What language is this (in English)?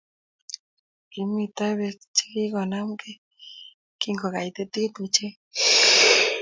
Kalenjin